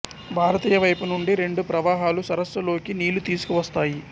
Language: Telugu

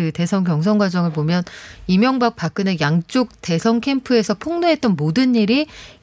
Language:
Korean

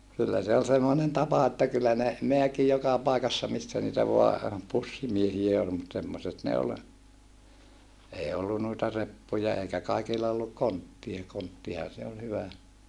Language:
Finnish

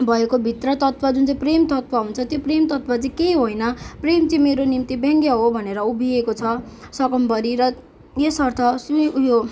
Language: Nepali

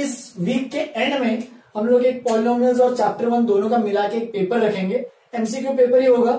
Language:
Hindi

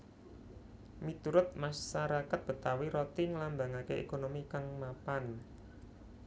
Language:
Javanese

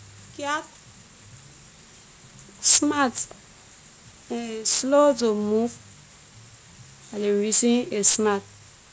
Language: Liberian English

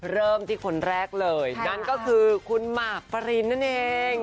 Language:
Thai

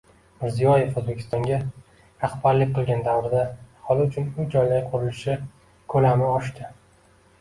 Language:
Uzbek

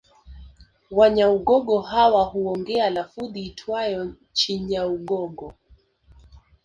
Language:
Swahili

